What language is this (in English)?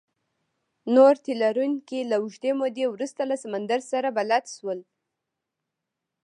Pashto